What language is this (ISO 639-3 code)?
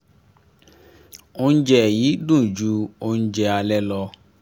yor